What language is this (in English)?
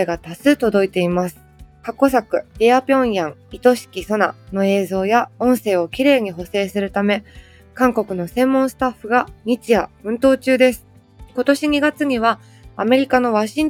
Japanese